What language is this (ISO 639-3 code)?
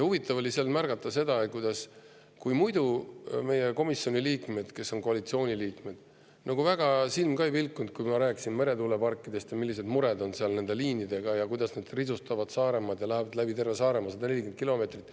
est